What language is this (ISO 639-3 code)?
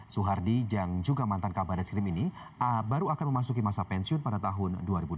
ind